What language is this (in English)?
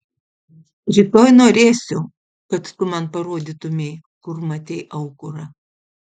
Lithuanian